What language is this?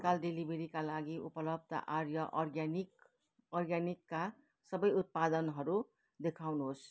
Nepali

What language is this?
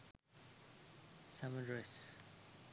Sinhala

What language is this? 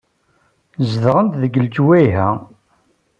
Kabyle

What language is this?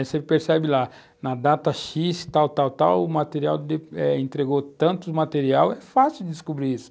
Portuguese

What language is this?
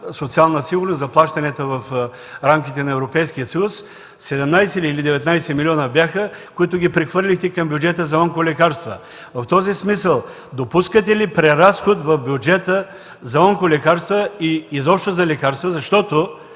Bulgarian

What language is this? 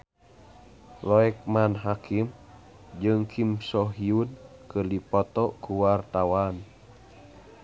Sundanese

